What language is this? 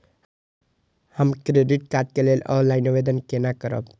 Maithili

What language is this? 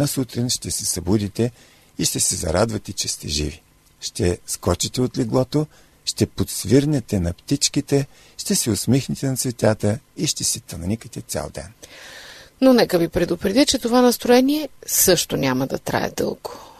Bulgarian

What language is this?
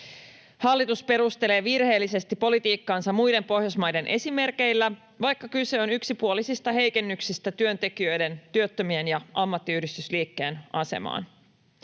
Finnish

